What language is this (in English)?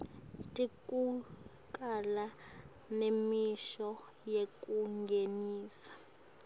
Swati